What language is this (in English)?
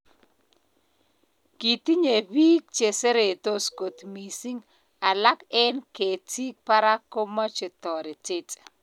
Kalenjin